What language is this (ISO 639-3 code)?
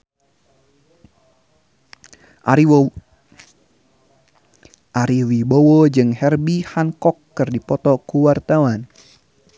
sun